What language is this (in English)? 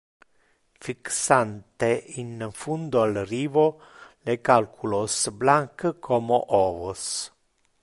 Interlingua